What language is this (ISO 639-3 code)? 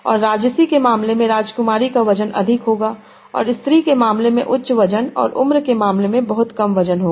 hin